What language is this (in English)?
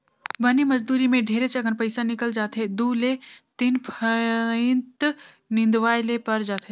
Chhattisgarhi